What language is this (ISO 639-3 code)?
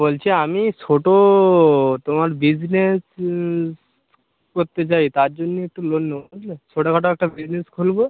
ben